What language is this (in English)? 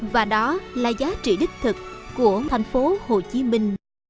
Vietnamese